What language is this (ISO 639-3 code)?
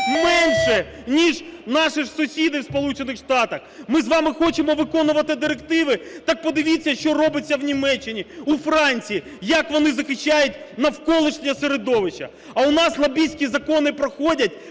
ukr